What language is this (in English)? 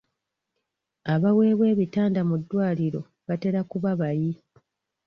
Ganda